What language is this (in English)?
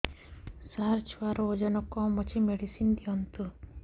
Odia